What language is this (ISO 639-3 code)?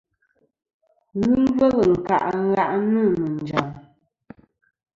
bkm